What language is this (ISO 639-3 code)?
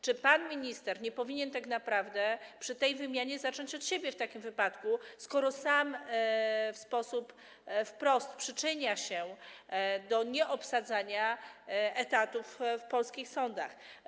pol